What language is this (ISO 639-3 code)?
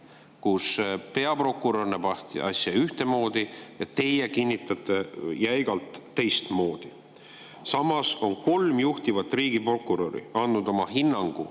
est